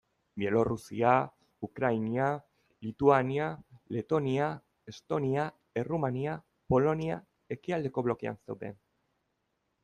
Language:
Basque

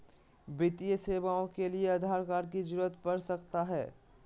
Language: Magahi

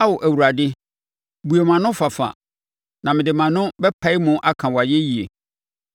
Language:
Akan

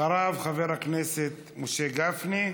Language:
Hebrew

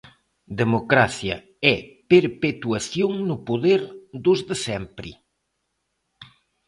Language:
Galician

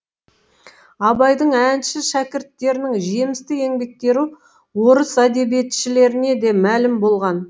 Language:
Kazakh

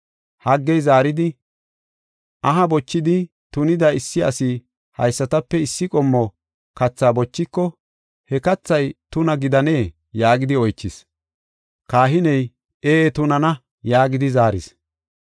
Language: Gofa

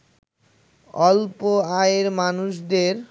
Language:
Bangla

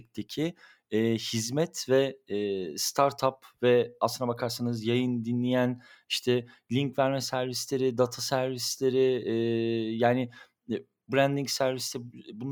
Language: Turkish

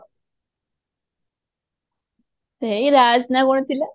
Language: Odia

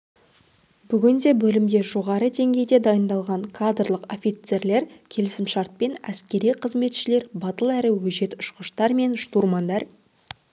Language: Kazakh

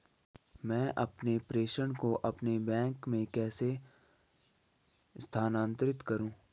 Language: Hindi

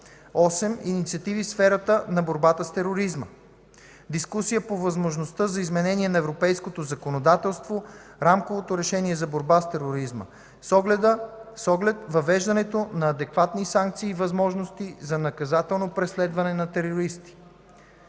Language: Bulgarian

